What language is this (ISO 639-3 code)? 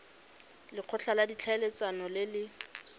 tsn